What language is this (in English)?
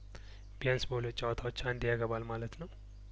Amharic